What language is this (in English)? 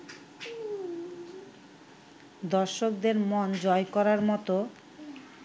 Bangla